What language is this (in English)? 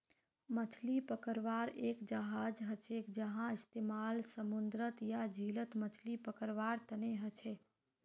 Magahi